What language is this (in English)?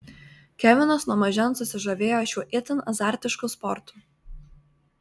Lithuanian